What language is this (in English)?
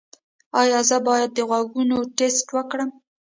Pashto